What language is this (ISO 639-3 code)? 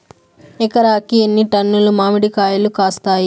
tel